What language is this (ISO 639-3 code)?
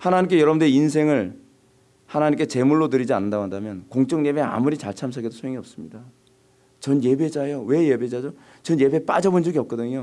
kor